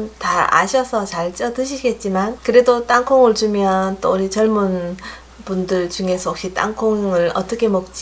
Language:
Korean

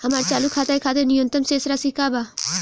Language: Bhojpuri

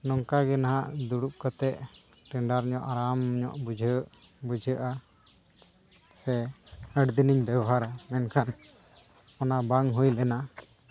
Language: Santali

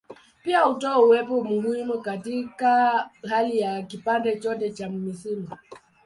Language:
Swahili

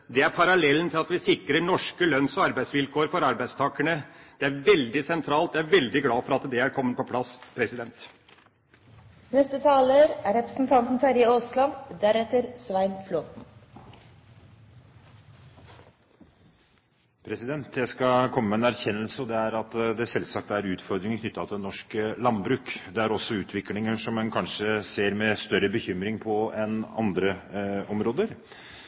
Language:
Norwegian Bokmål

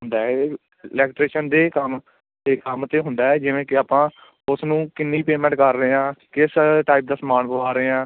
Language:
Punjabi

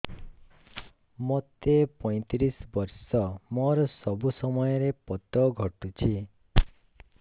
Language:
Odia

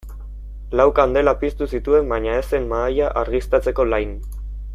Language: Basque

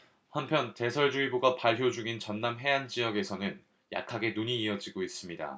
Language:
Korean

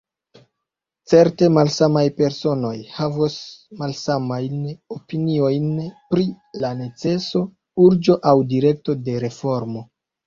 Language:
Esperanto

